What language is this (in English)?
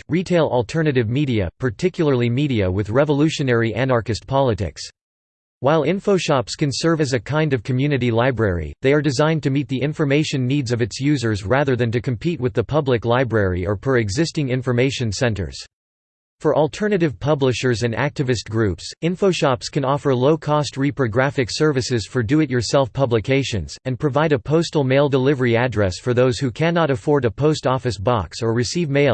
English